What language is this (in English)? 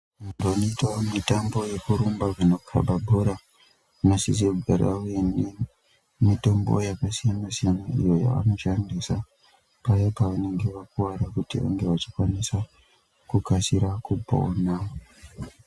Ndau